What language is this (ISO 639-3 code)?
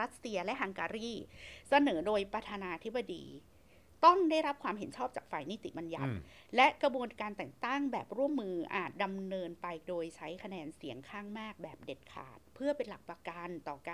tha